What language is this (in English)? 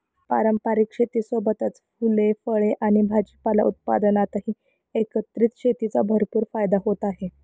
Marathi